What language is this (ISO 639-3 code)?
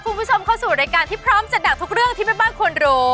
tha